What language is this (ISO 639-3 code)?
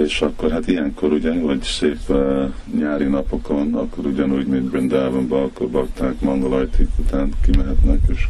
hun